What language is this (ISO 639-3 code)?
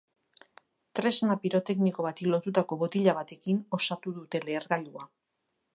eus